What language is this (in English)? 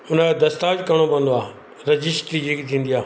Sindhi